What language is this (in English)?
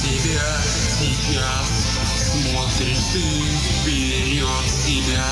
Russian